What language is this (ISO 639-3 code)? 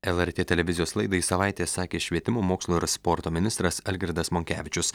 lit